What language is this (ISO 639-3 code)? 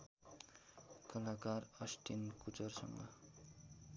nep